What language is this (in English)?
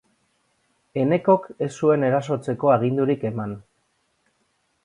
Basque